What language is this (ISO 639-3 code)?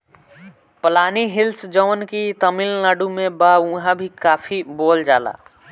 bho